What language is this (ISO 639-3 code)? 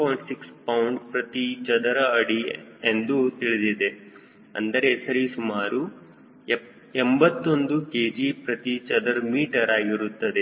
kan